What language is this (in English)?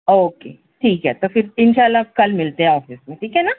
Urdu